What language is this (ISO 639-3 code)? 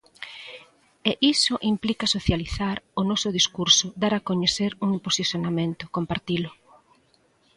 glg